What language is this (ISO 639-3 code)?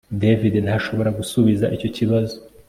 kin